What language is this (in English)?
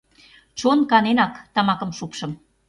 Mari